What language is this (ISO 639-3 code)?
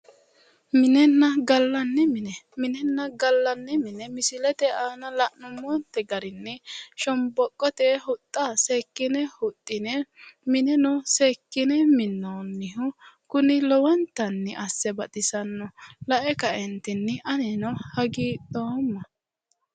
sid